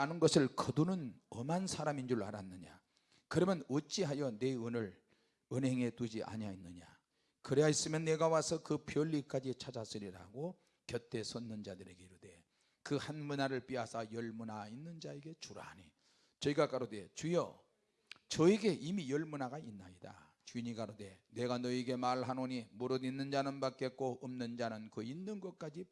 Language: Korean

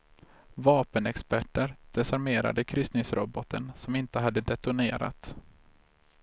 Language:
Swedish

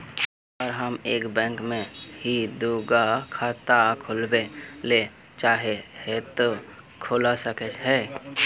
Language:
Magahi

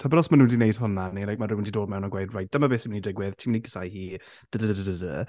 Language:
Welsh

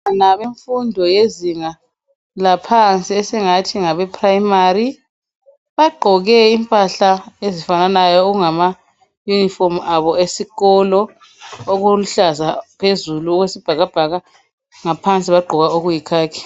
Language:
North Ndebele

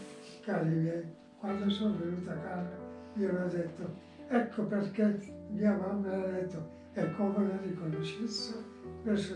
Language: Italian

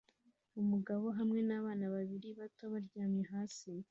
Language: Kinyarwanda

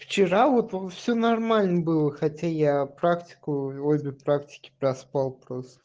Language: Russian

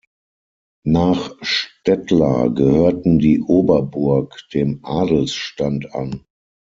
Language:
German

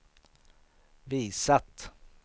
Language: Swedish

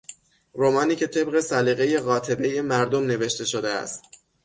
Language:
Persian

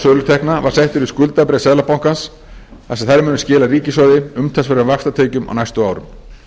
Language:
Icelandic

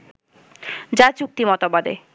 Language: Bangla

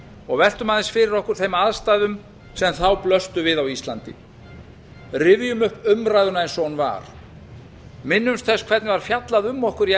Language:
Icelandic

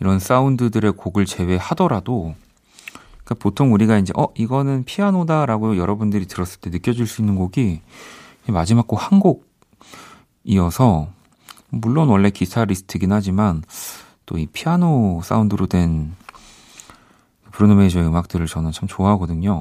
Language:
Korean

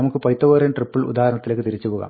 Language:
Malayalam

